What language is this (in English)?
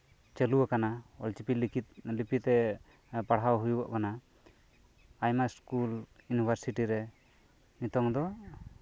Santali